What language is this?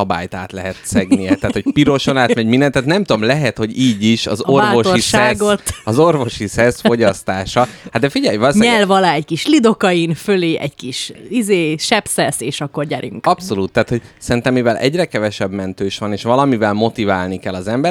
Hungarian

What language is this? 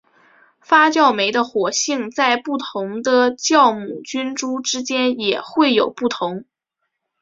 Chinese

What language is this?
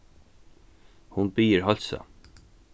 Faroese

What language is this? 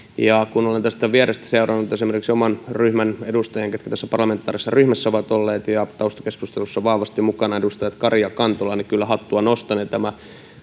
Finnish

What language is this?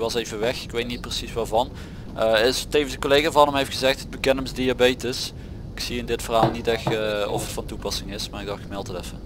Dutch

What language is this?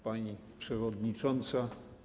Polish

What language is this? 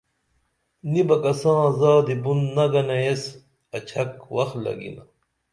Dameli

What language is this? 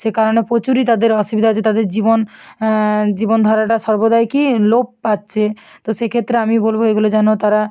Bangla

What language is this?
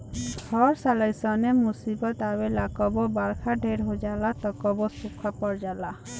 Bhojpuri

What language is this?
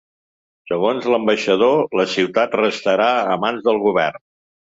Catalan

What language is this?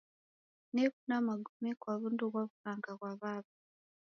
Taita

